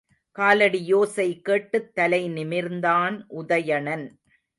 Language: Tamil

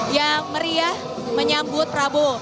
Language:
Indonesian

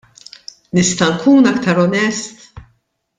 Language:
Maltese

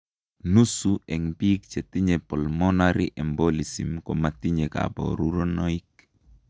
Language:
Kalenjin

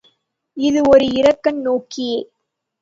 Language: Tamil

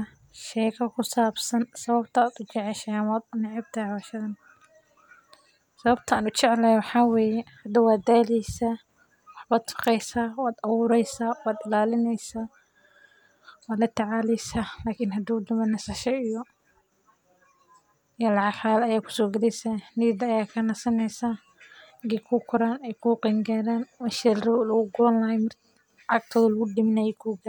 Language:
Somali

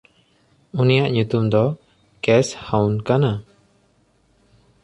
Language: Santali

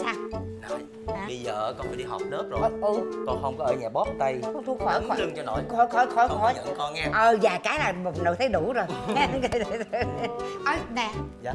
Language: Vietnamese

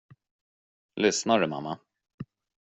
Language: Swedish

